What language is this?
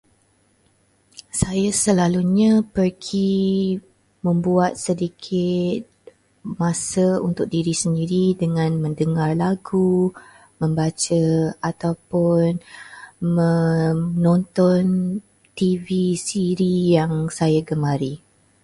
Malay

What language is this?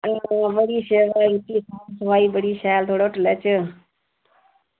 Dogri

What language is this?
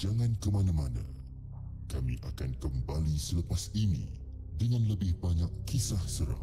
Malay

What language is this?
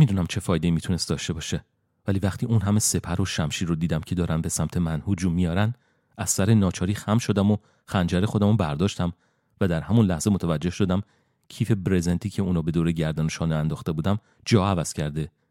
Persian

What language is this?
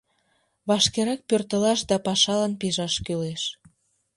Mari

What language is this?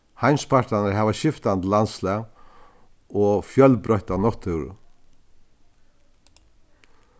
Faroese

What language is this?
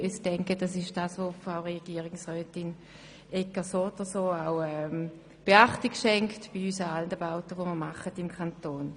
Swiss German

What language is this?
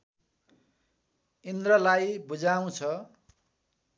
Nepali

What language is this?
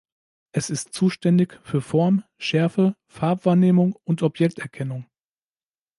German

